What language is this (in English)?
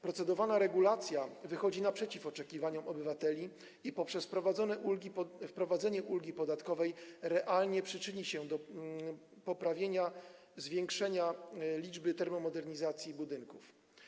Polish